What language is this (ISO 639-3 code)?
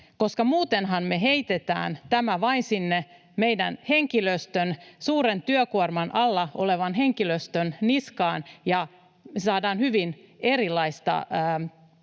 fin